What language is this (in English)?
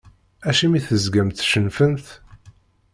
Kabyle